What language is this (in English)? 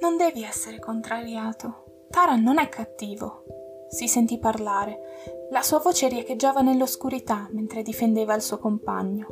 Italian